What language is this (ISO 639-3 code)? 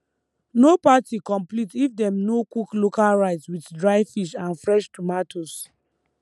pcm